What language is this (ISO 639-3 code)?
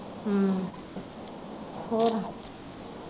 pan